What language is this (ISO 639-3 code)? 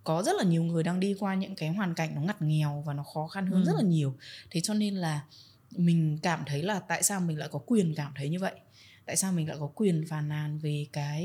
vie